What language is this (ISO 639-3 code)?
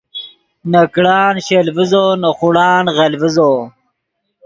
ydg